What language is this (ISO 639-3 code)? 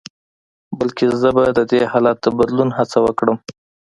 pus